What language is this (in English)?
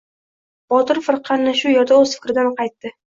Uzbek